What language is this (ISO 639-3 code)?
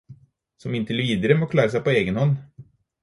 nob